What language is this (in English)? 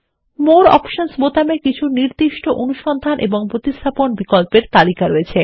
Bangla